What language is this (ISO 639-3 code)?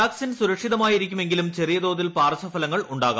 mal